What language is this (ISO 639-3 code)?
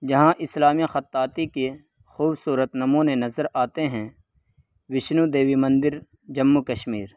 urd